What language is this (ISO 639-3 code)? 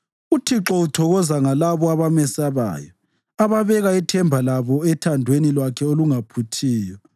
nde